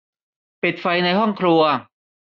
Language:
Thai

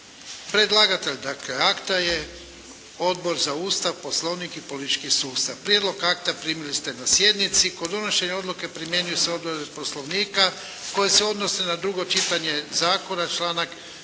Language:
Croatian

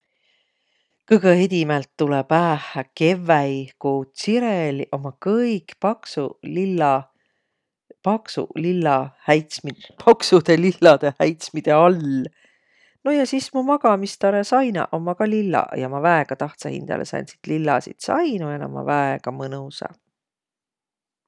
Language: Võro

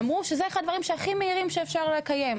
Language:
Hebrew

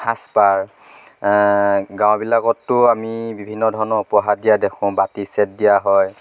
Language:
Assamese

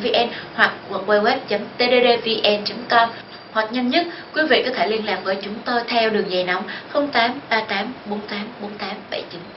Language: Vietnamese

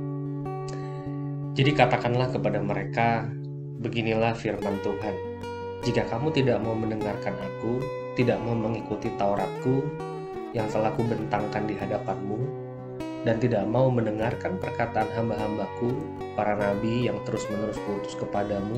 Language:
Indonesian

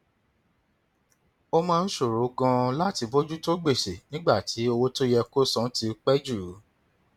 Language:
Yoruba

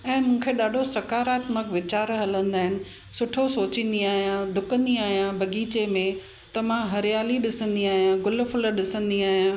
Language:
Sindhi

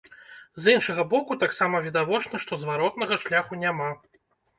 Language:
Belarusian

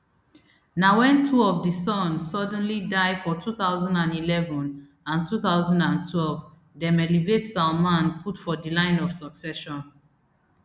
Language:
Nigerian Pidgin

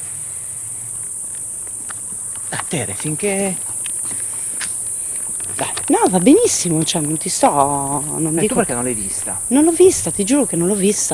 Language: Italian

